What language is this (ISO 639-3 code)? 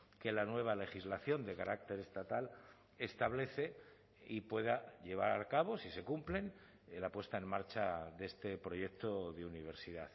spa